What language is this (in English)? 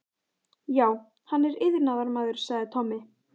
Icelandic